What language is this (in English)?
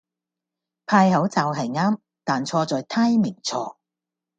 Cantonese